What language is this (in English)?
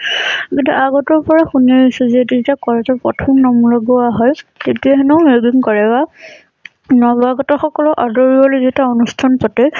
Assamese